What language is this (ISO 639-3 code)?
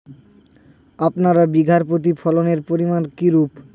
ben